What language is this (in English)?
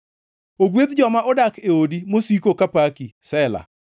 Luo (Kenya and Tanzania)